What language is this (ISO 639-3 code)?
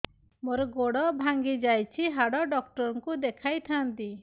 ori